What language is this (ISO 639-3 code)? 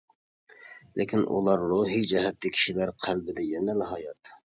uig